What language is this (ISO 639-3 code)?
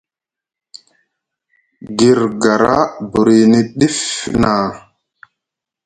mug